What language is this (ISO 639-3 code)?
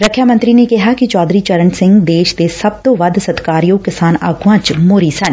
pan